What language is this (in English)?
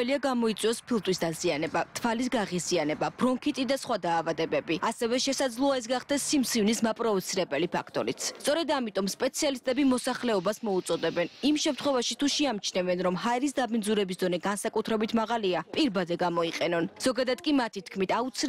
Romanian